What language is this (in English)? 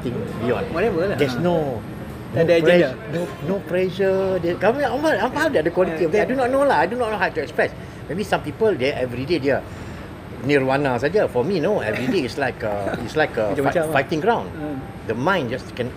Malay